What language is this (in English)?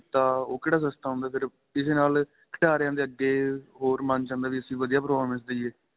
Punjabi